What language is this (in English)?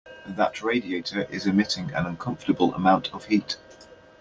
English